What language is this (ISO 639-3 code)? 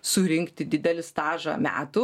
lit